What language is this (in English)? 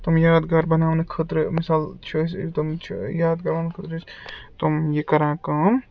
Kashmiri